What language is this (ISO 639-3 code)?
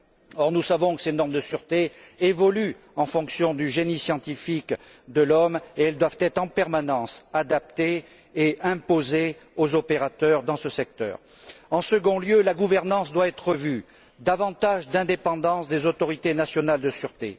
fra